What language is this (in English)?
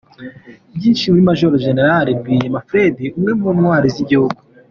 Kinyarwanda